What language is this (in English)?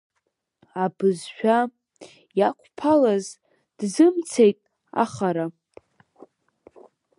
Abkhazian